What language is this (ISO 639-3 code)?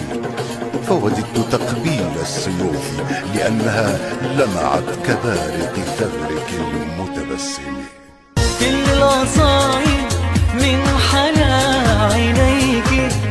ara